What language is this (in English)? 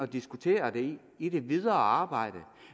Danish